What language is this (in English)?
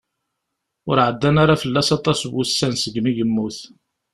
Kabyle